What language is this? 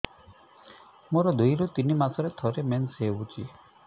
Odia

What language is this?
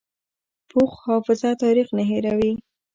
Pashto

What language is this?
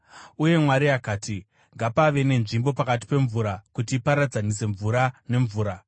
Shona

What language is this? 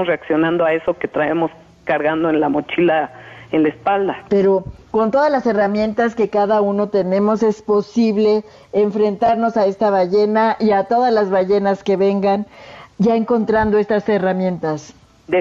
Spanish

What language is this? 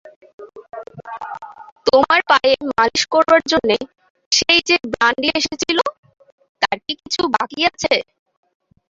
Bangla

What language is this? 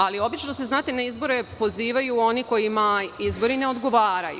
Serbian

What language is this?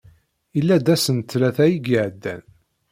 Kabyle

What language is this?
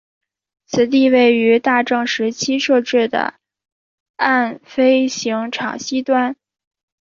Chinese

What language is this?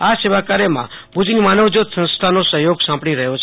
Gujarati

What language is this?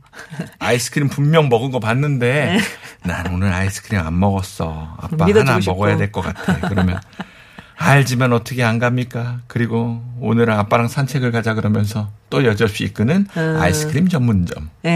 Korean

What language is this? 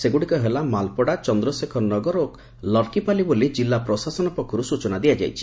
Odia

